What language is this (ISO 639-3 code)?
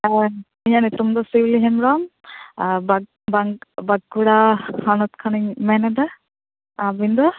sat